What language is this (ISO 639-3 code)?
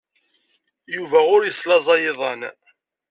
kab